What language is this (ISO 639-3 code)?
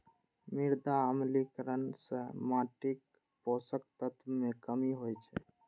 mai